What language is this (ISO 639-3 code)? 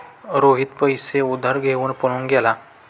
mar